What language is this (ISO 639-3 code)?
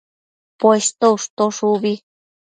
mcf